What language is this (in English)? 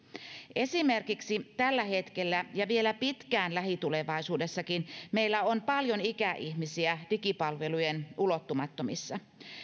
Finnish